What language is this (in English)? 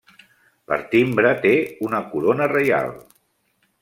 Catalan